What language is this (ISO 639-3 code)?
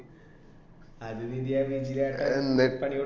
mal